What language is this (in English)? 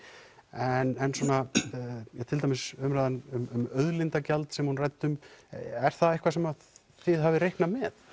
Icelandic